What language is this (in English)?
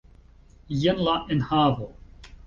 Esperanto